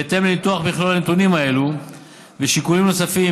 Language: Hebrew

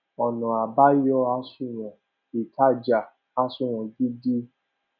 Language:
Yoruba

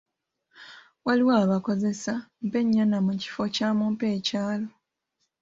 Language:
Ganda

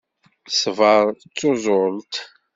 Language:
Kabyle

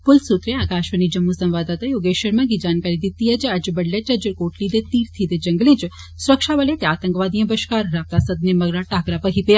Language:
Dogri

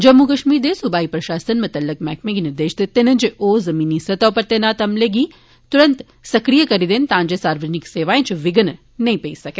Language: Dogri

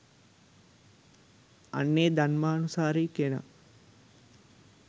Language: Sinhala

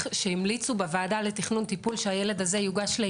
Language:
Hebrew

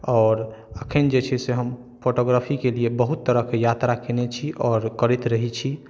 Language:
Maithili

